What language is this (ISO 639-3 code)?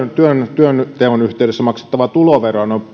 fin